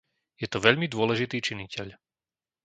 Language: Slovak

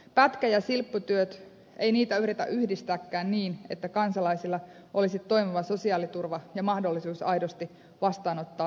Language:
Finnish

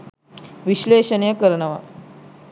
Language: Sinhala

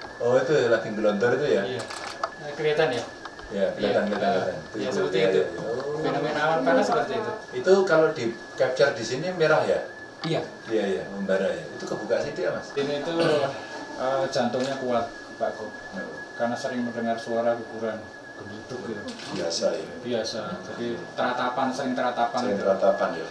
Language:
Indonesian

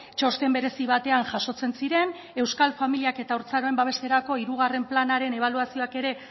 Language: Basque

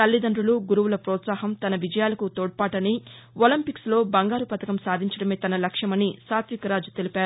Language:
Telugu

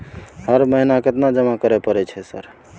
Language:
Maithili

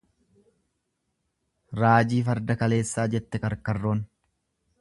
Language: Oromo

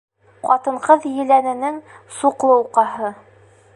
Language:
Bashkir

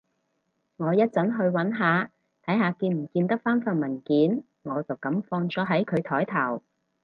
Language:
Cantonese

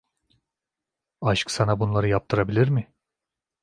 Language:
Turkish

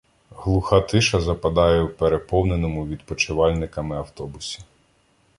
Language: Ukrainian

